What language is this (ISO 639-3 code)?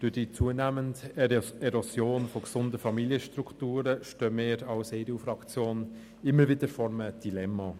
gsw